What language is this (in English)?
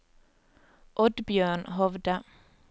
Norwegian